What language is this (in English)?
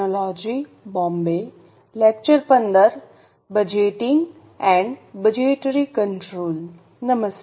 Gujarati